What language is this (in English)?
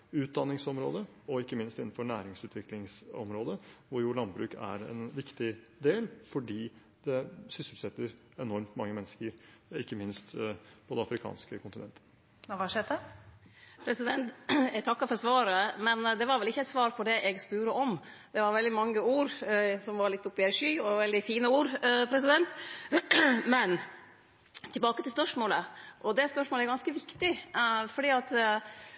Norwegian